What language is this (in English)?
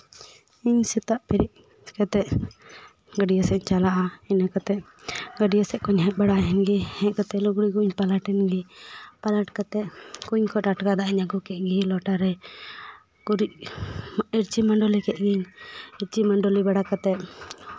Santali